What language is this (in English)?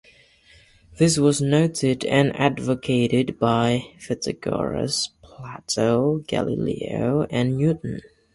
English